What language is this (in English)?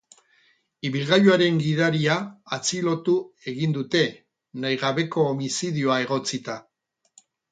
Basque